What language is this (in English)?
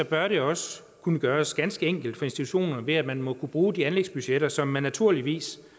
Danish